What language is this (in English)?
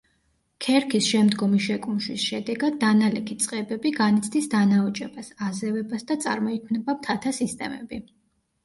Georgian